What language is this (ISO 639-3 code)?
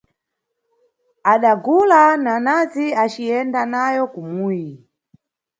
nyu